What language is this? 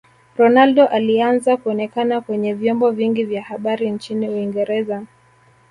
Swahili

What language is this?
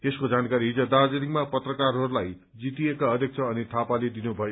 Nepali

